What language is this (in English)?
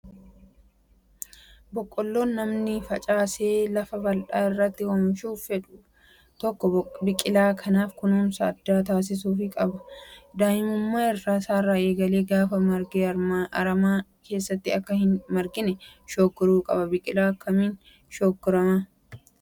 Oromo